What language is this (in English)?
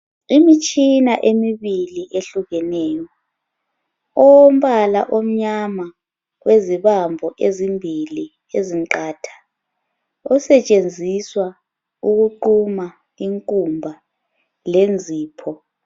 North Ndebele